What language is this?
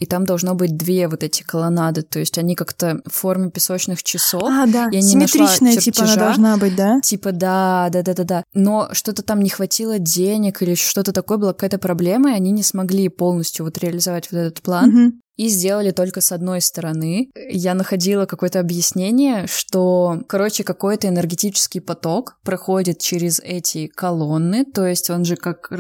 Russian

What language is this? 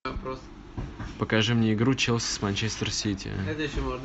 Russian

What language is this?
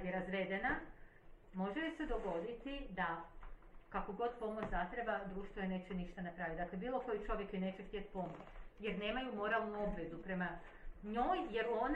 Croatian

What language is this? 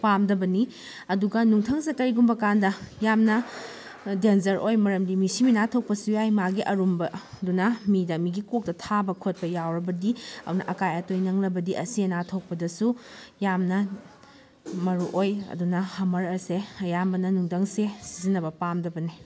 Manipuri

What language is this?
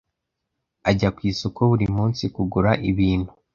Kinyarwanda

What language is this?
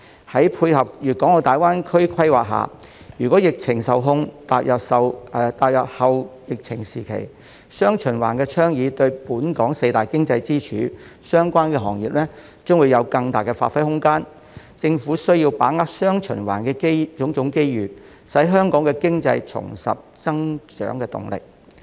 Cantonese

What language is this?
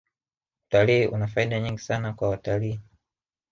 Swahili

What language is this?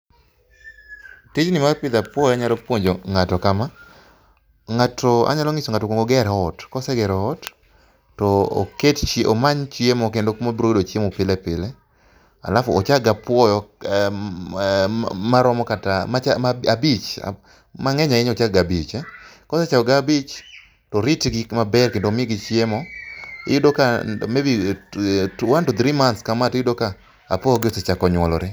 Luo (Kenya and Tanzania)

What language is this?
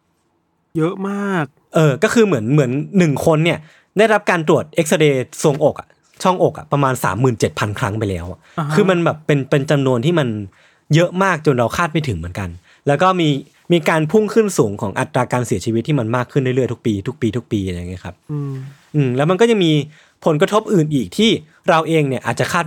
Thai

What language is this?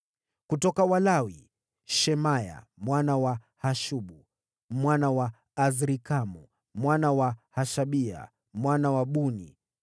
Swahili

